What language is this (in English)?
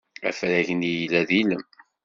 Kabyle